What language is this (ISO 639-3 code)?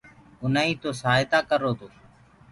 ggg